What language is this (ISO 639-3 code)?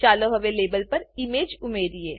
guj